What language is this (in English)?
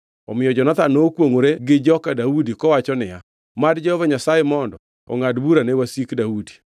Luo (Kenya and Tanzania)